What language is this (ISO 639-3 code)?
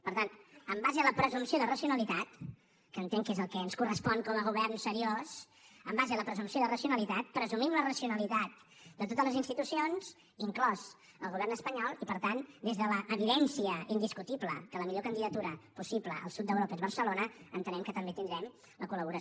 cat